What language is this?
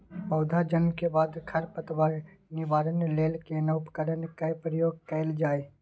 Maithili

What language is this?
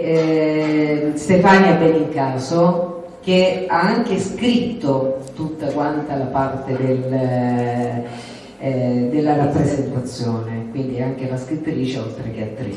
Italian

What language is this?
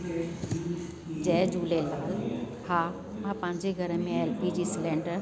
Sindhi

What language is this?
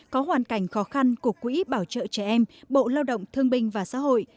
Vietnamese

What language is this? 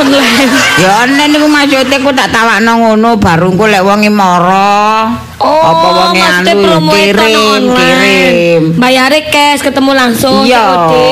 Indonesian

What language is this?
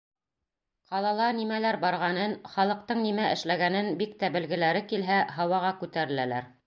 Bashkir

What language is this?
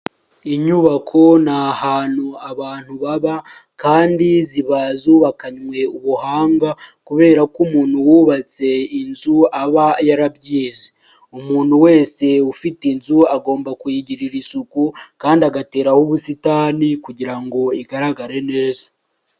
Kinyarwanda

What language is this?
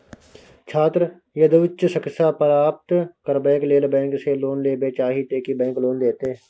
Maithili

